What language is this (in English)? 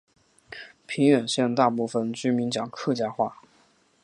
Chinese